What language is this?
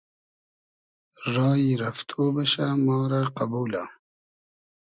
Hazaragi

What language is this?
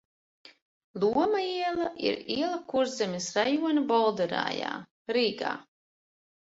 Latvian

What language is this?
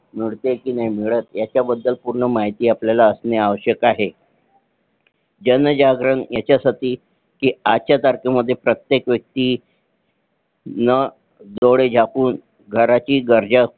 Marathi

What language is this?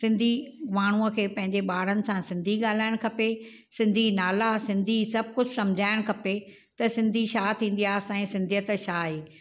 Sindhi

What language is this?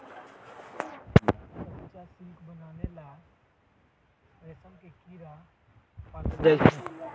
Magahi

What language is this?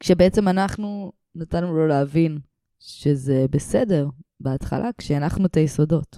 Hebrew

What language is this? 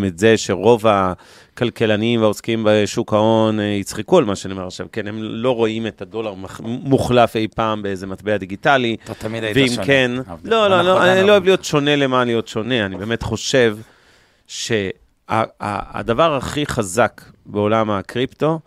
Hebrew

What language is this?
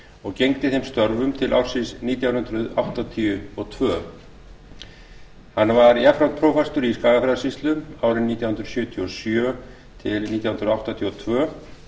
Icelandic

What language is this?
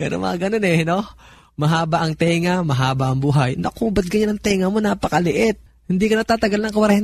Filipino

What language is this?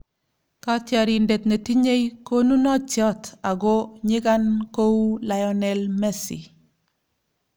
Kalenjin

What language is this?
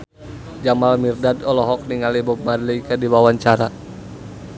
Sundanese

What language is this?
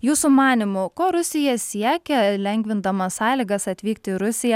Lithuanian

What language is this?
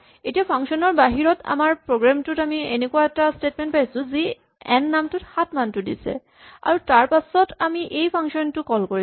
Assamese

